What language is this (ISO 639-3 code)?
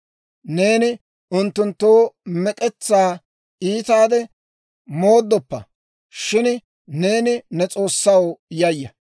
dwr